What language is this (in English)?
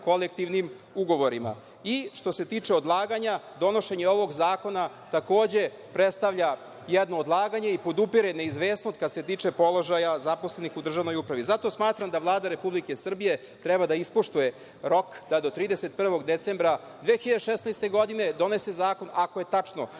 Serbian